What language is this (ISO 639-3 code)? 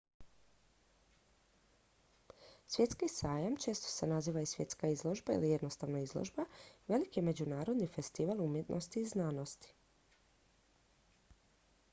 hrv